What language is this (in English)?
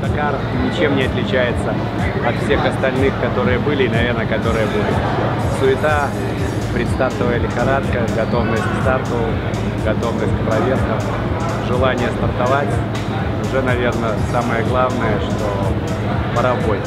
Lithuanian